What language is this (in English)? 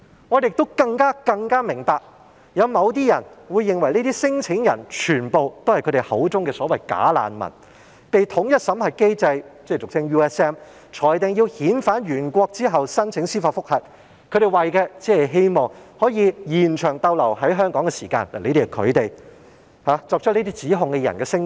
Cantonese